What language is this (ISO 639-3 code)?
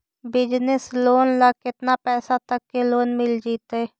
mag